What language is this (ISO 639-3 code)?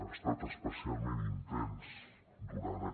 cat